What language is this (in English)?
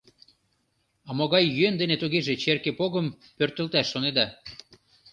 Mari